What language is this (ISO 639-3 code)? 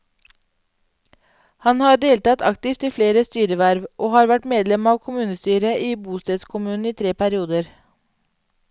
nor